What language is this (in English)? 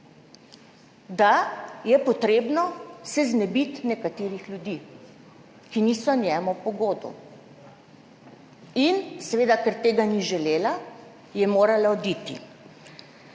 Slovenian